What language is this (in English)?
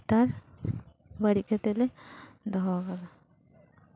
Santali